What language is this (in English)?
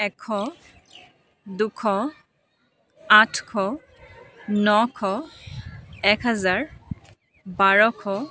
Assamese